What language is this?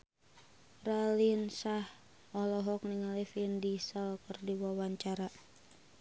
Sundanese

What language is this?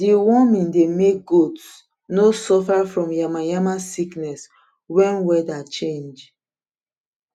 Nigerian Pidgin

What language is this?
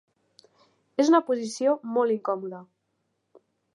Catalan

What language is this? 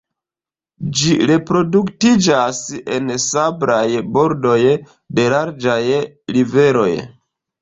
Esperanto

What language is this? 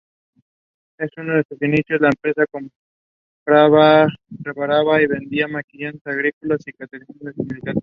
Spanish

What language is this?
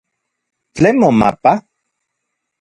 Central Puebla Nahuatl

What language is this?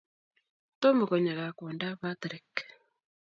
Kalenjin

